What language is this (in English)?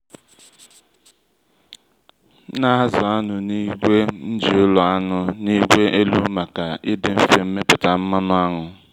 Igbo